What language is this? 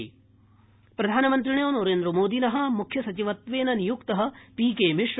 Sanskrit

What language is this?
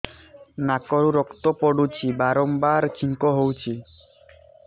Odia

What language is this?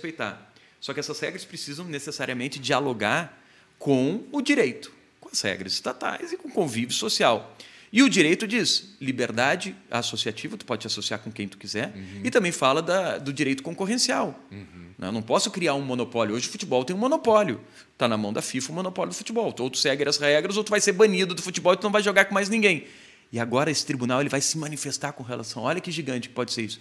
Portuguese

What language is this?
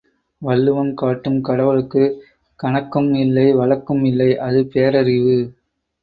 Tamil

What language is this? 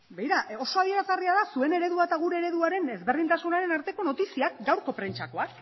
Basque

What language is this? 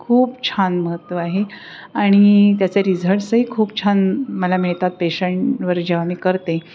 Marathi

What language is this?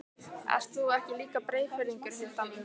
Icelandic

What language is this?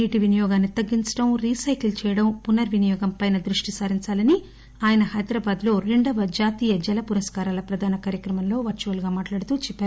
Telugu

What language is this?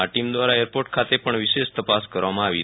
Gujarati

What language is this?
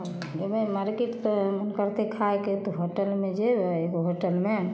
Maithili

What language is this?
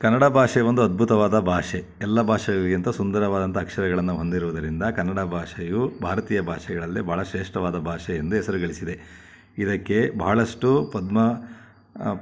Kannada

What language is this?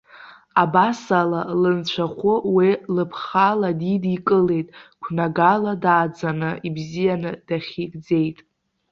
Abkhazian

